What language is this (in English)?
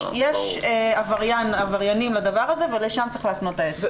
Hebrew